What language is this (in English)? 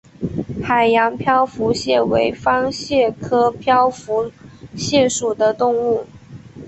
Chinese